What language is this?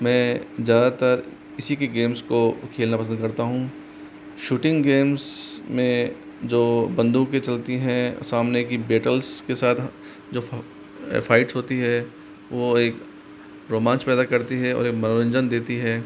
Hindi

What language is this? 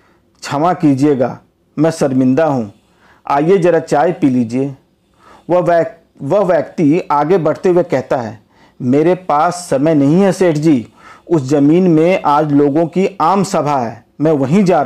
Hindi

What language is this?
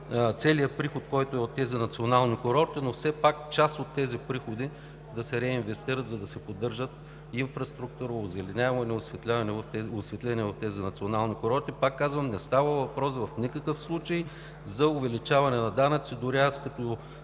Bulgarian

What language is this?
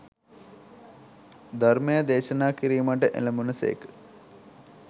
Sinhala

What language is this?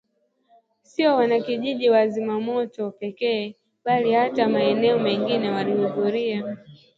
Swahili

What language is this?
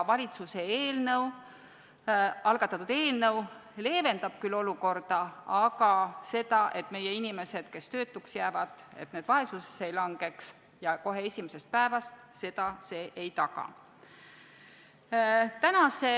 Estonian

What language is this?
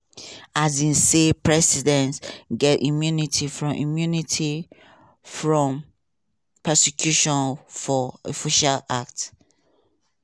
Nigerian Pidgin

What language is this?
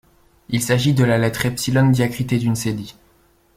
French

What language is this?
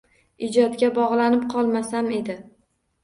Uzbek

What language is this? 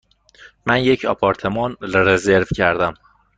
Persian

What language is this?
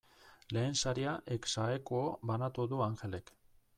Basque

